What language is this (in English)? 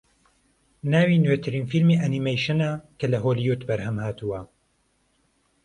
Central Kurdish